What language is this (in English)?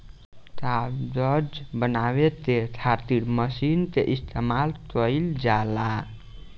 Bhojpuri